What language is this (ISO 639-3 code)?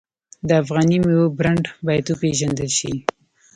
pus